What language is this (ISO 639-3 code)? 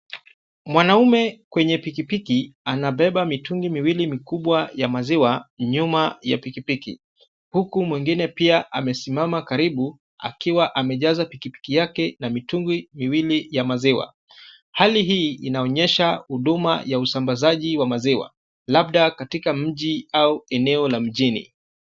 swa